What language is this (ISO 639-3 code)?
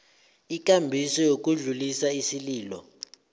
nbl